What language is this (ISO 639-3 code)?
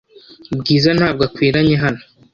kin